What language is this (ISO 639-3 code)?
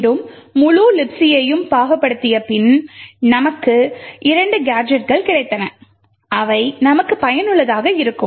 tam